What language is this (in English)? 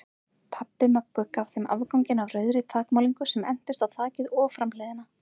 Icelandic